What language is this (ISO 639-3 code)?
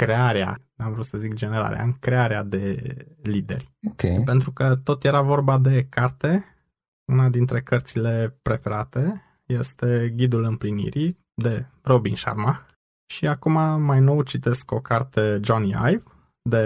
ron